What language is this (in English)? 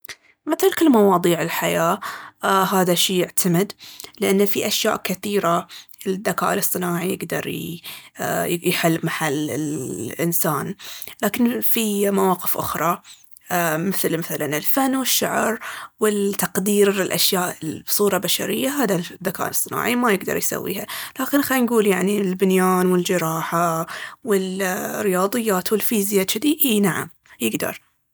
Baharna Arabic